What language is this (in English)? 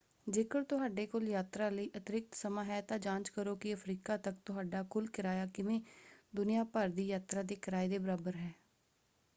Punjabi